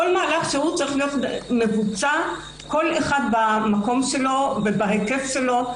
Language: Hebrew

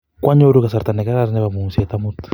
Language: Kalenjin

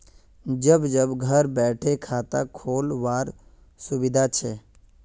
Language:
Magahi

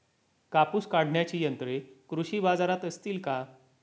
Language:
Marathi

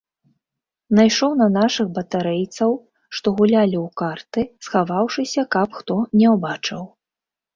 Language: Belarusian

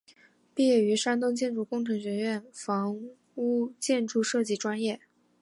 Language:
Chinese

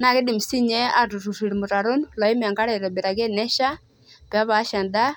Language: Masai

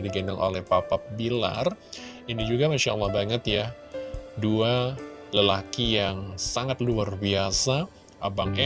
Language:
Indonesian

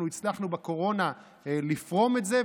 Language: Hebrew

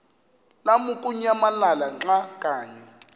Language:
Xhosa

